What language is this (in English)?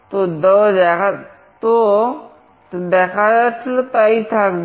Bangla